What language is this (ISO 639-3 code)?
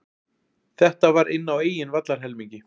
isl